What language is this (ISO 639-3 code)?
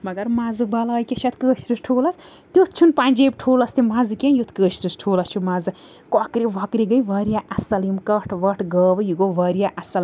kas